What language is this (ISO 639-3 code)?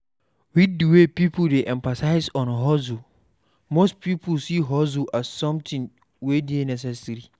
pcm